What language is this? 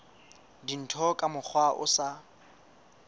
Southern Sotho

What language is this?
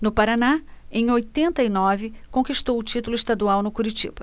Portuguese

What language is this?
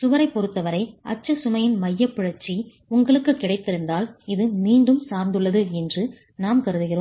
Tamil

